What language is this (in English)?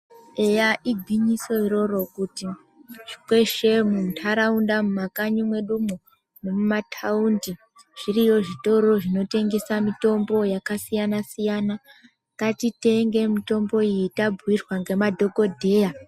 Ndau